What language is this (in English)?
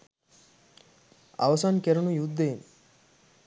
Sinhala